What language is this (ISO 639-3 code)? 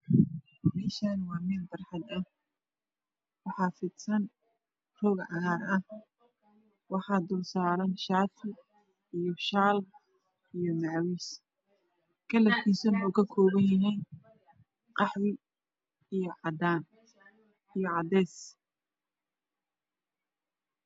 som